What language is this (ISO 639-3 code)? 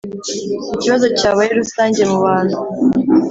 kin